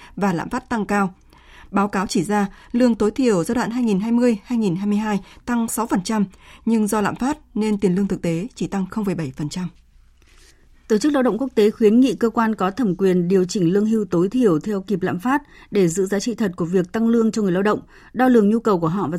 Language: Vietnamese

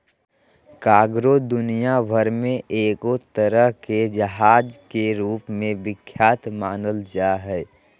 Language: Magahi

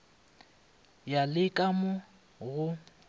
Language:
Northern Sotho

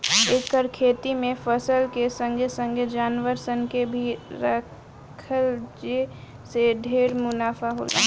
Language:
Bhojpuri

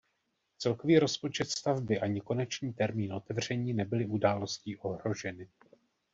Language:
Czech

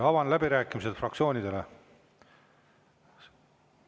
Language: Estonian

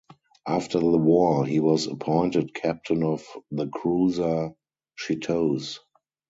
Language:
English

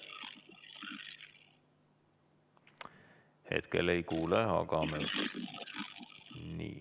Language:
Estonian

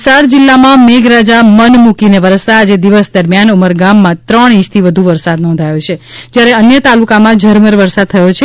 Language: Gujarati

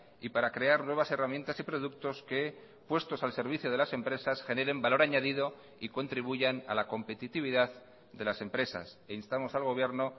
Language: Spanish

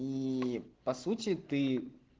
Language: Russian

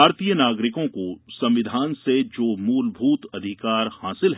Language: Hindi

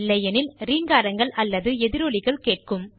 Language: Tamil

